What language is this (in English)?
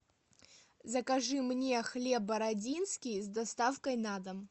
Russian